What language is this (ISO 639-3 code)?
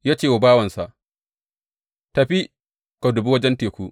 hau